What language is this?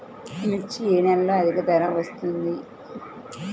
Telugu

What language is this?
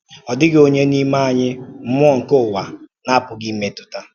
Igbo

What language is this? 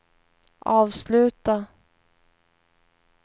Swedish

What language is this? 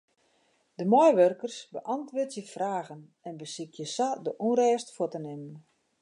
Western Frisian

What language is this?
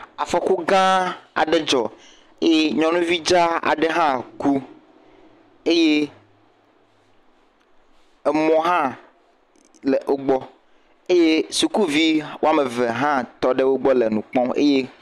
Ewe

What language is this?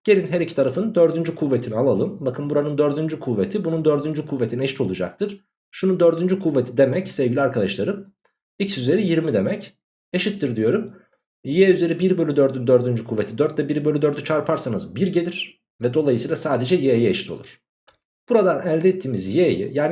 Turkish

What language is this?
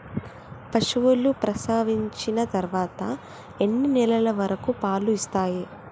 Telugu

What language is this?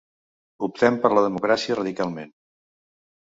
Catalan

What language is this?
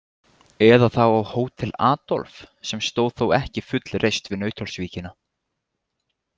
Icelandic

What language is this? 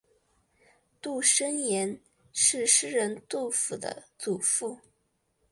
Chinese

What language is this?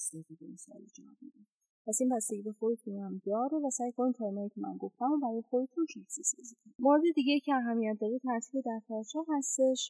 Persian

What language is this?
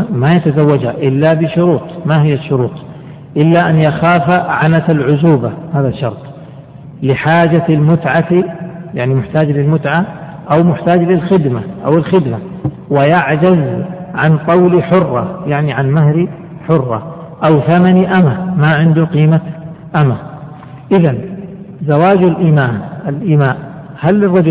Arabic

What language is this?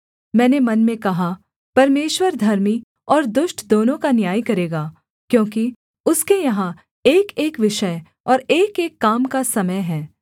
Hindi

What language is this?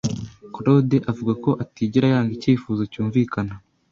Kinyarwanda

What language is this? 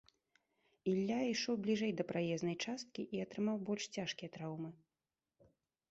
Belarusian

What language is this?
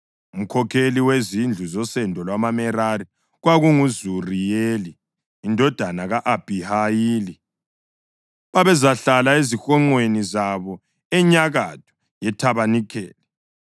North Ndebele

